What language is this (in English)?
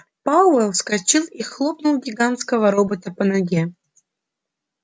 Russian